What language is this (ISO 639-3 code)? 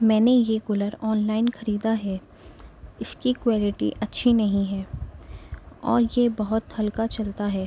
urd